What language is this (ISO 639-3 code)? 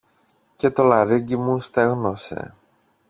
ell